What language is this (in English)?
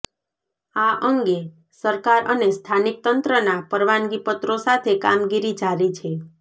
Gujarati